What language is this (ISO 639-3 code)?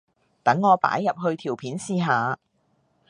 yue